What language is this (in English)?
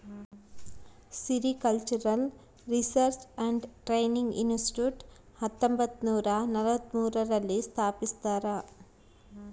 Kannada